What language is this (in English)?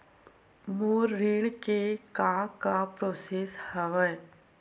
Chhattisgarhi